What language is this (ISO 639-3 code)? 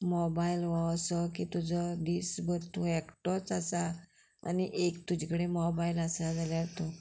kok